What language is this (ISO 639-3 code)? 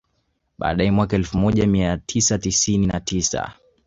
swa